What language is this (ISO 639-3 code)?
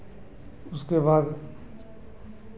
hin